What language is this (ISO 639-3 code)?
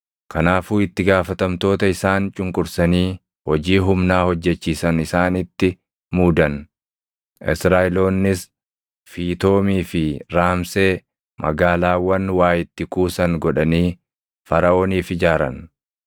orm